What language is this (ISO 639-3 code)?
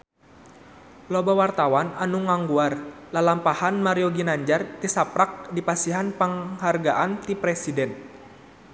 sun